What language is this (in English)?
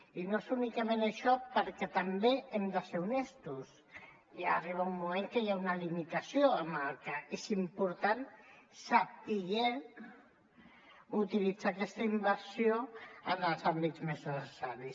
Catalan